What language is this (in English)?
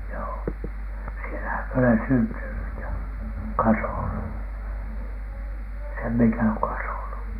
Finnish